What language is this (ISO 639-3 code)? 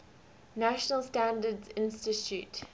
eng